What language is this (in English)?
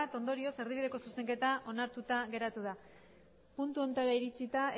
Basque